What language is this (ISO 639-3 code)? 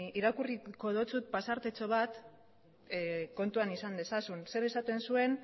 eus